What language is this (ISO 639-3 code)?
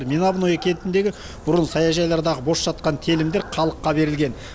kaz